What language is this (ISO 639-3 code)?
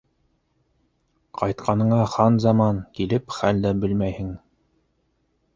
bak